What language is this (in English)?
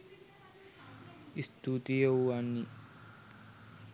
Sinhala